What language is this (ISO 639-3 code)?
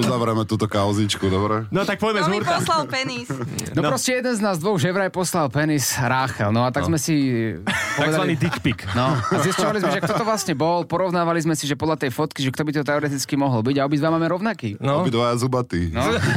slk